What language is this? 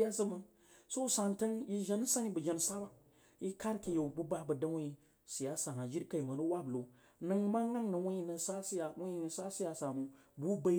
Jiba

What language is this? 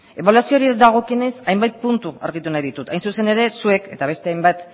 Basque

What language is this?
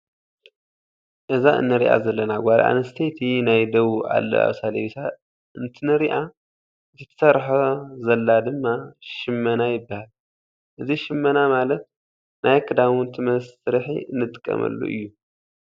Tigrinya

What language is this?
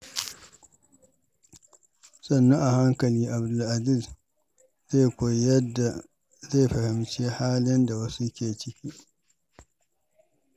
Hausa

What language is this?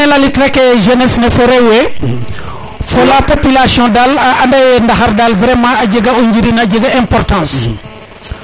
Serer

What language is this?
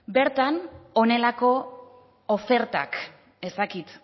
Basque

